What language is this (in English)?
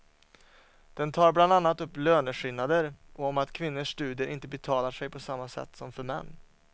Swedish